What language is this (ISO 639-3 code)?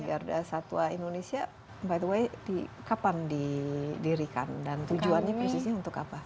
ind